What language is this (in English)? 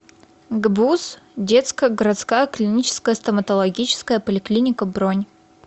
Russian